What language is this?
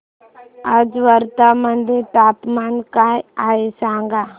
Marathi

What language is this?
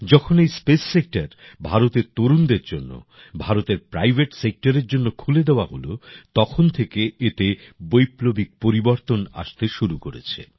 Bangla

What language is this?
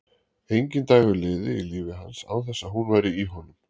Icelandic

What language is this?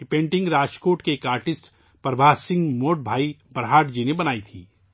Urdu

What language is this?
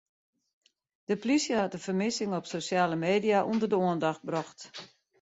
Western Frisian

